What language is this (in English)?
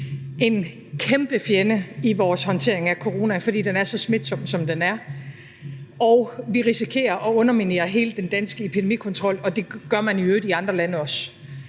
Danish